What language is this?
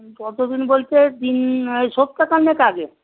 Bangla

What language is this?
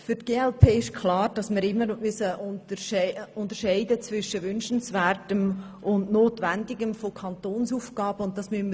Swiss German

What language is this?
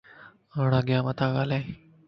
Lasi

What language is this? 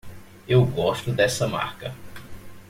Portuguese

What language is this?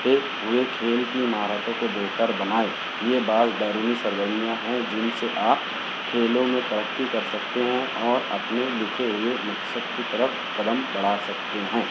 Urdu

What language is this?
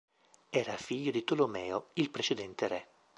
Italian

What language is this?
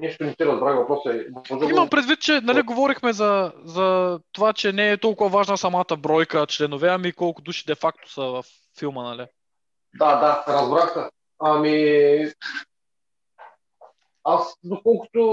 Bulgarian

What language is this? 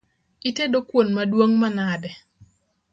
Luo (Kenya and Tanzania)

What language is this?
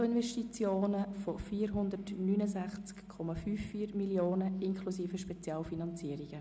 Swiss German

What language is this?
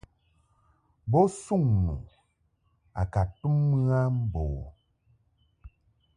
Mungaka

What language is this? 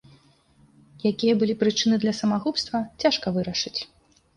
Belarusian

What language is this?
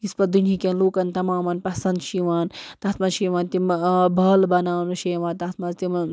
Kashmiri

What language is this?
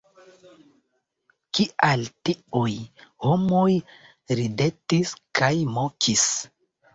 Esperanto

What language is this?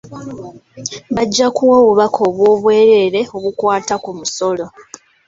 Ganda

